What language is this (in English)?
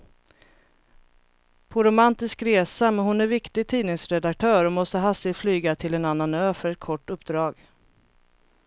Swedish